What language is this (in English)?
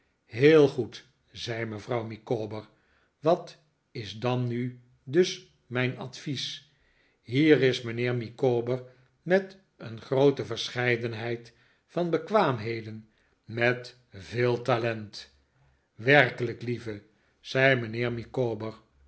Dutch